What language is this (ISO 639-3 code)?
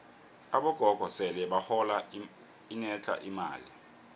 nbl